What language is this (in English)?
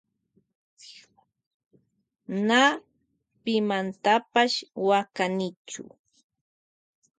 Loja Highland Quichua